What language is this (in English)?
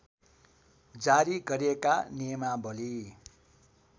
Nepali